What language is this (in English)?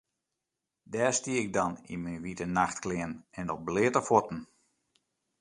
Western Frisian